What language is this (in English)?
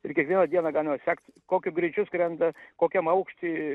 Lithuanian